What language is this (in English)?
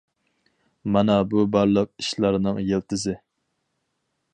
Uyghur